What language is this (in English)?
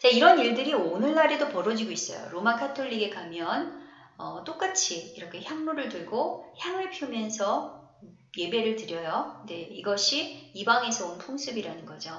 Korean